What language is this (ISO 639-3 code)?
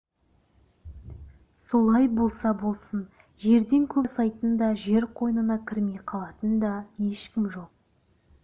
kaz